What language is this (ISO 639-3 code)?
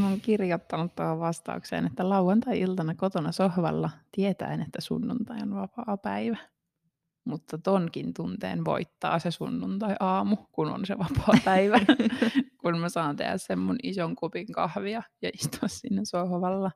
fin